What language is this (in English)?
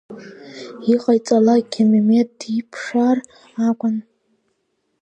Abkhazian